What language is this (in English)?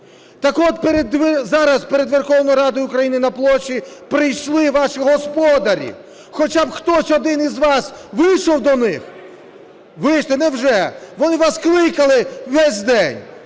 Ukrainian